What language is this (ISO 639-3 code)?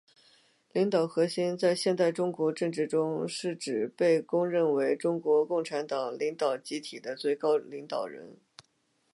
zho